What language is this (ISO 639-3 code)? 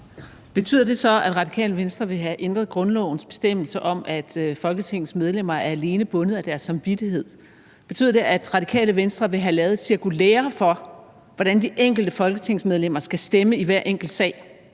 dan